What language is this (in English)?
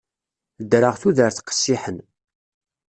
Kabyle